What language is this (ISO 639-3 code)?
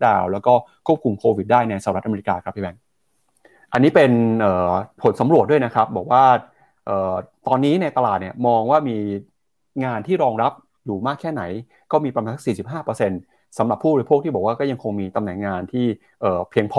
tha